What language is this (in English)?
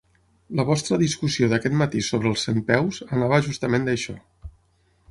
Catalan